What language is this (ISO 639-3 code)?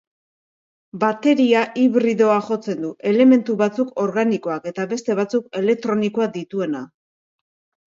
eus